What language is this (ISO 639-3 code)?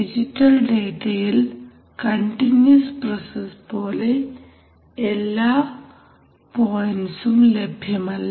mal